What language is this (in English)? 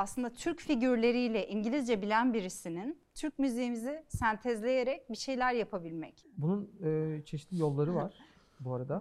Turkish